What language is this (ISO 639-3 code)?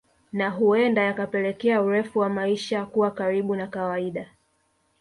swa